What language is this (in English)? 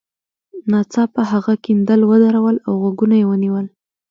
Pashto